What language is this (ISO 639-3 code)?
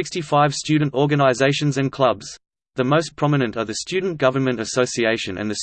eng